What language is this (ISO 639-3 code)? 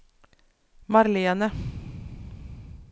nor